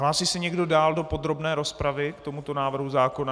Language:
Czech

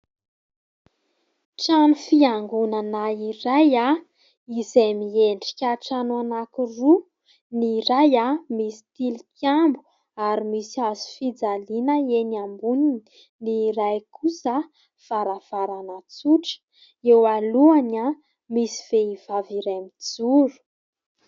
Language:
Malagasy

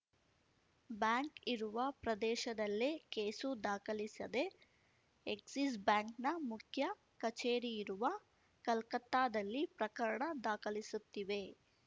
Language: Kannada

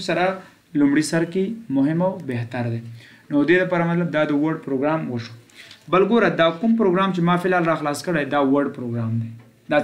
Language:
Romanian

